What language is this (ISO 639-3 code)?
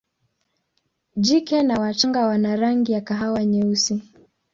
swa